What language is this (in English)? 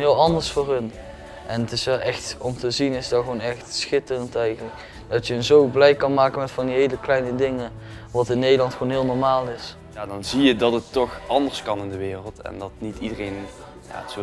Dutch